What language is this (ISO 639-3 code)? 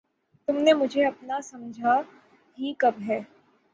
urd